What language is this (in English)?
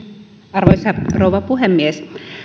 Finnish